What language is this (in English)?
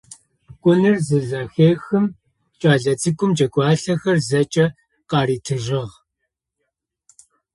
Adyghe